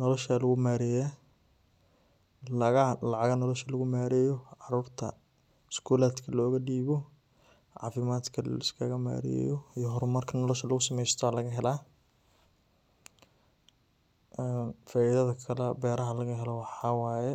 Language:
Somali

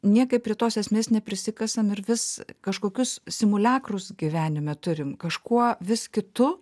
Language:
Lithuanian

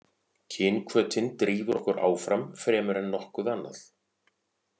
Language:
Icelandic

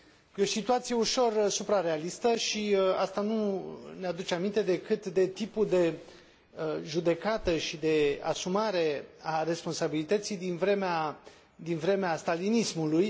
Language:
Romanian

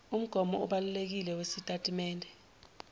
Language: Zulu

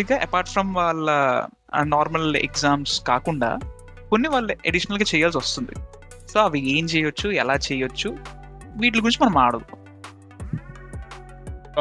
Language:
Telugu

